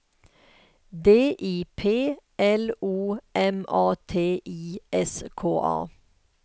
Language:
Swedish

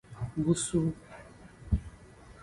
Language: Aja (Benin)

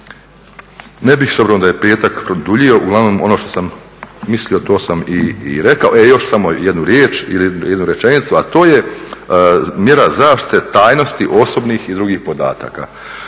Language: Croatian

